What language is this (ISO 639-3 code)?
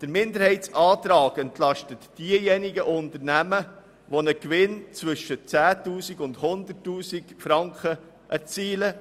gsw